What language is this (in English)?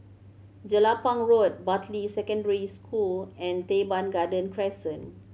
English